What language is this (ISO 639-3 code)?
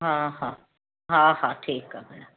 snd